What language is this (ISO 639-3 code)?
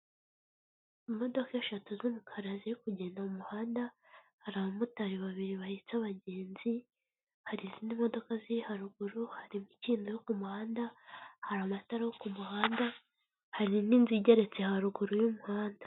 kin